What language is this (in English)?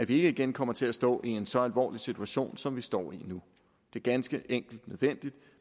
Danish